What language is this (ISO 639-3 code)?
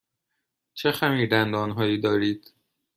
fas